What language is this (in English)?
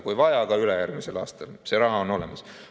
Estonian